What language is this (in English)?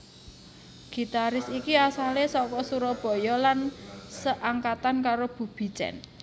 Javanese